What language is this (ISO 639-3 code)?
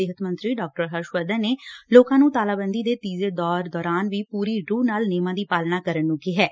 pan